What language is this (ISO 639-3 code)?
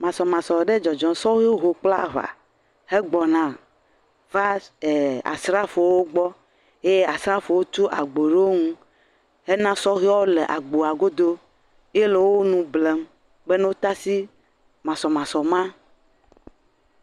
ewe